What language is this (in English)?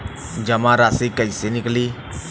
Bhojpuri